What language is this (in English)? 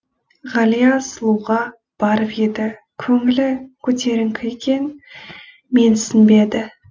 Kazakh